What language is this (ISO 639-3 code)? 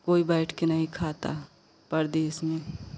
hin